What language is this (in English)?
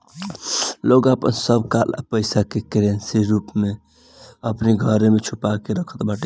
Bhojpuri